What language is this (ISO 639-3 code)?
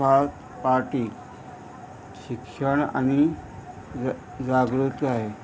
kok